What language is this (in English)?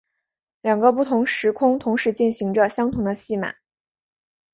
Chinese